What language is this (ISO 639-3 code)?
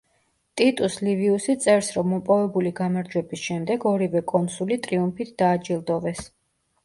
kat